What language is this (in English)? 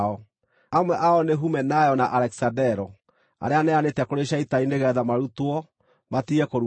Kikuyu